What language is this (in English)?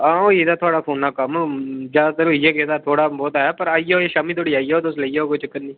Dogri